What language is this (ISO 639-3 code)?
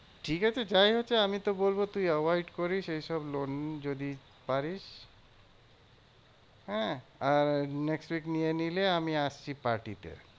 ben